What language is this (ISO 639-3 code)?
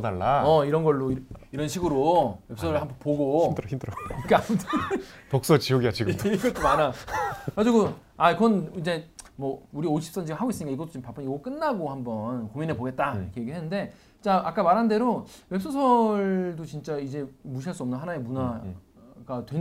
kor